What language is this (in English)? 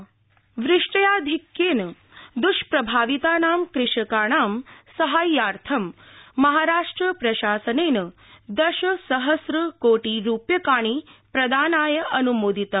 Sanskrit